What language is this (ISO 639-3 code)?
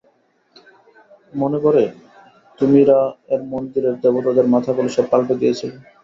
ben